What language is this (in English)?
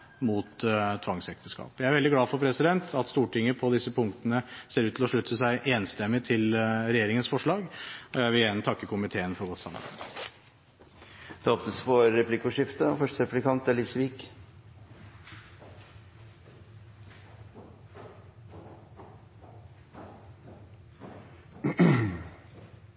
Norwegian Bokmål